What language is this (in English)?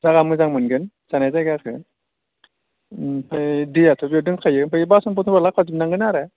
Bodo